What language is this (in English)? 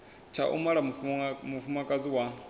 Venda